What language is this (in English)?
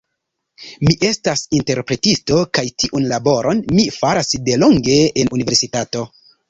Esperanto